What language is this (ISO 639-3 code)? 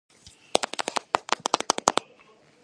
kat